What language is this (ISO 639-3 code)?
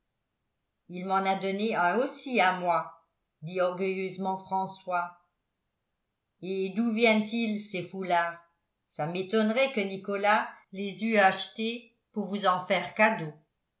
fra